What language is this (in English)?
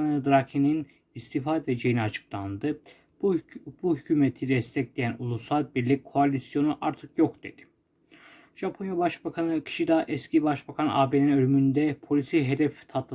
Turkish